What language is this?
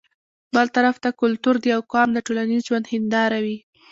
Pashto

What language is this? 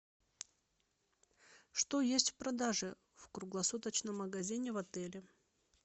Russian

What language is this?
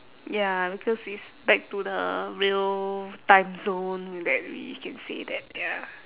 English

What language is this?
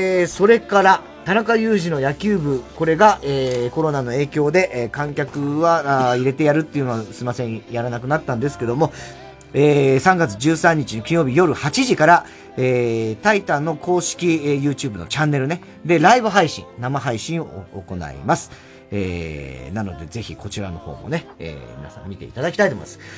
Japanese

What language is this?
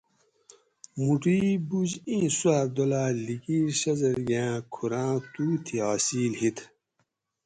Gawri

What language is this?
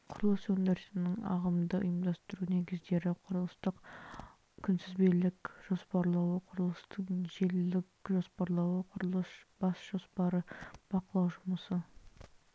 Kazakh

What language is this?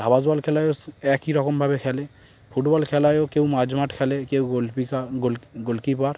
Bangla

